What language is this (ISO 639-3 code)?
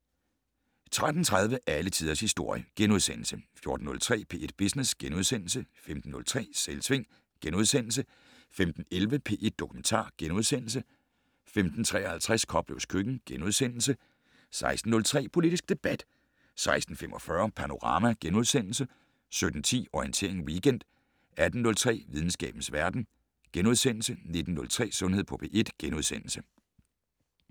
dan